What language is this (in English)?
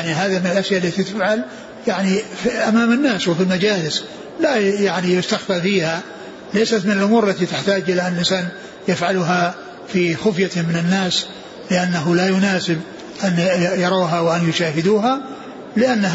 Arabic